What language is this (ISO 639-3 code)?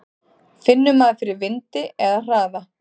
isl